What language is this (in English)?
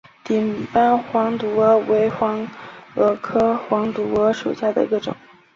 Chinese